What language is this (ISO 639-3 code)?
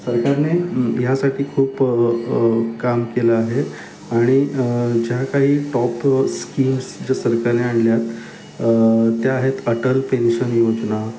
mar